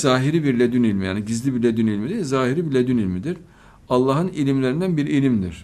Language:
Turkish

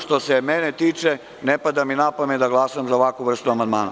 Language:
Serbian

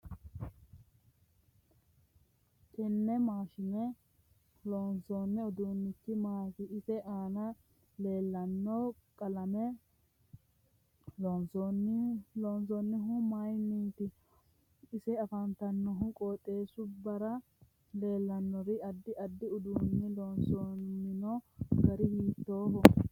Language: Sidamo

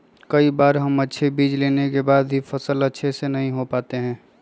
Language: Magahi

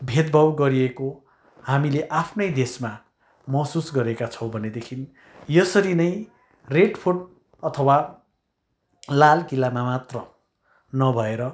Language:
Nepali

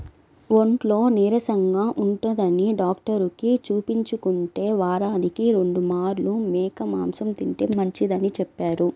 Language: Telugu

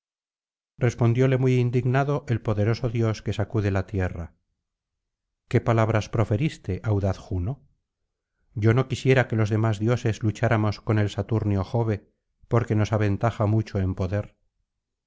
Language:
Spanish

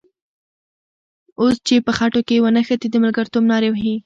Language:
Pashto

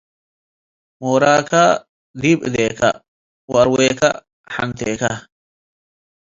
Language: Tigre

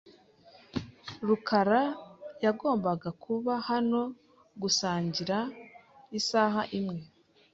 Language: Kinyarwanda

